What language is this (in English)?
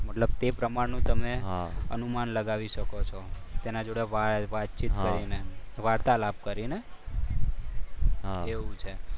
Gujarati